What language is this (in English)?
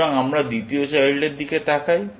Bangla